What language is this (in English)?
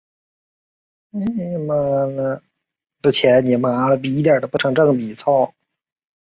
Chinese